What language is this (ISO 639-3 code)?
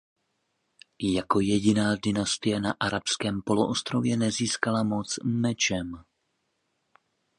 ces